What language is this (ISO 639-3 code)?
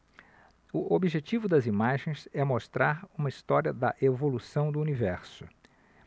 por